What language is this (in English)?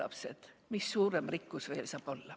Estonian